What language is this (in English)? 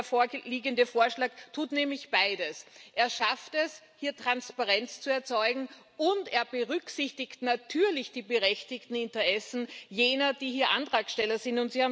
German